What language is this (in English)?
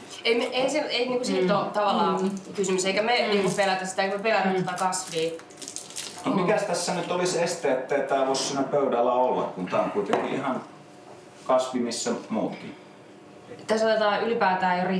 Finnish